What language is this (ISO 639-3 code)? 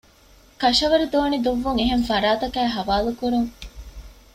div